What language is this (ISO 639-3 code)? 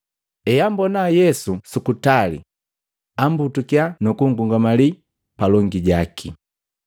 mgv